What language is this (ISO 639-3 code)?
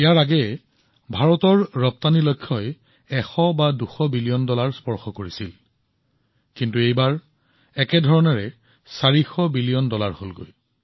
asm